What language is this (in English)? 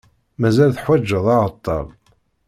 Kabyle